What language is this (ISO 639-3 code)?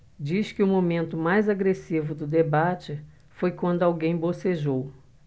por